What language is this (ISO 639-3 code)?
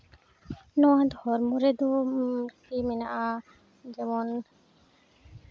sat